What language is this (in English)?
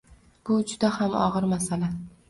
Uzbek